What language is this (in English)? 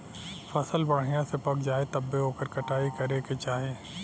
Bhojpuri